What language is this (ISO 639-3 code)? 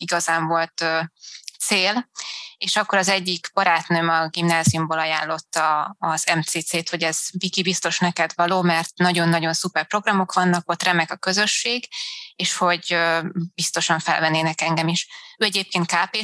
hun